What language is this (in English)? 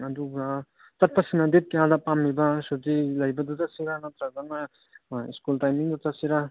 Manipuri